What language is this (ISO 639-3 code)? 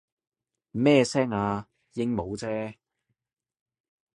yue